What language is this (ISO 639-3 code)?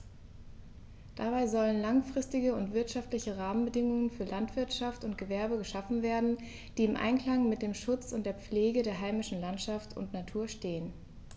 deu